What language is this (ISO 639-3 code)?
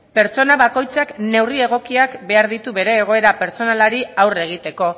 eus